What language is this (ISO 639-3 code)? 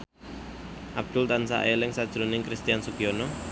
jav